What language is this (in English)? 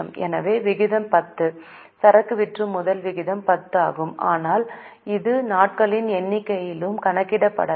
Tamil